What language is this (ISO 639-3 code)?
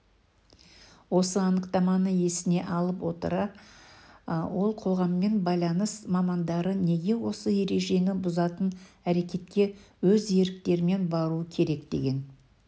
kaz